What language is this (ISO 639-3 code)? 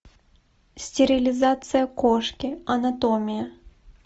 rus